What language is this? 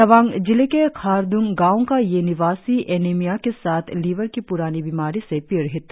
Hindi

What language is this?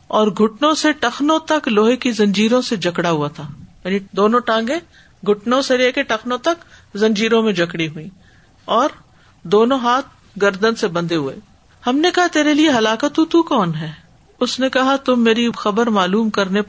Urdu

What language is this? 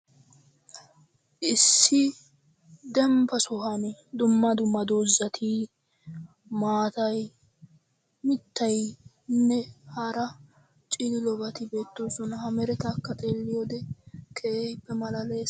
Wolaytta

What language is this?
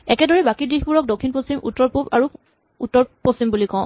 Assamese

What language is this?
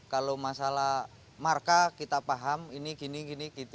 Indonesian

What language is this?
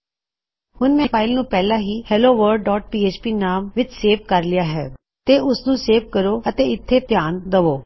Punjabi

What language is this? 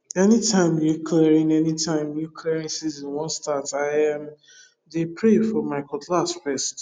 Nigerian Pidgin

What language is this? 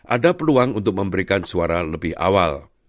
Indonesian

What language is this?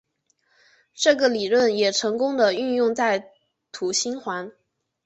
Chinese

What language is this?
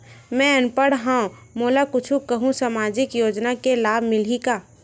Chhattisgarhi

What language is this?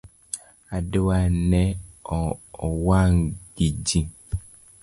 Luo (Kenya and Tanzania)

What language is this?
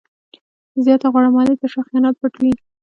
Pashto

